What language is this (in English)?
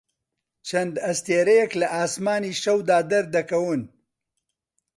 Central Kurdish